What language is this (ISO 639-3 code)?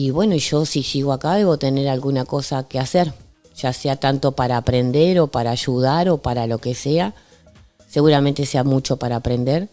spa